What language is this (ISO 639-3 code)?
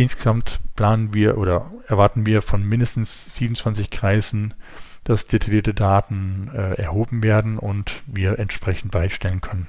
deu